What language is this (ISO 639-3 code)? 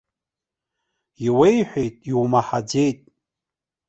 abk